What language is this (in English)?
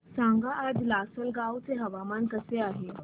Marathi